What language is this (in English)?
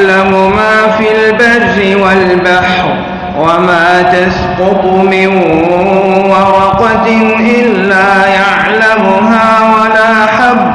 Arabic